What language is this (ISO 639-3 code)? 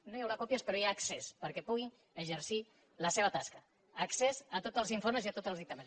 cat